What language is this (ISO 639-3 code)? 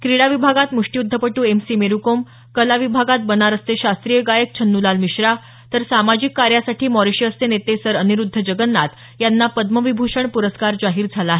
mar